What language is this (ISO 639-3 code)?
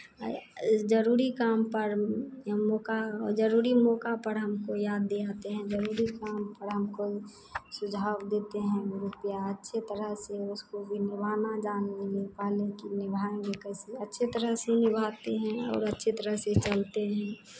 hin